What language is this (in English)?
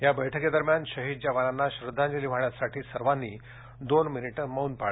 Marathi